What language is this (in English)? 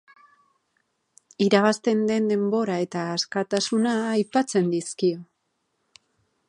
Basque